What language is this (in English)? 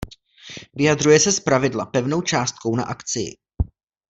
Czech